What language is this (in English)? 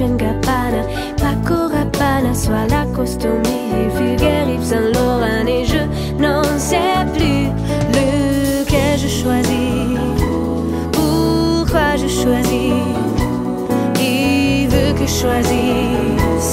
Korean